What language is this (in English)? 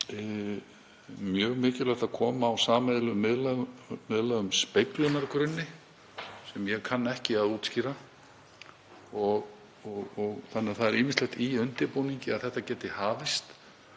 Icelandic